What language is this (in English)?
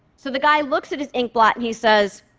English